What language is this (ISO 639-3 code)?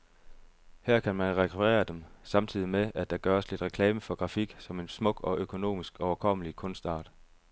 dan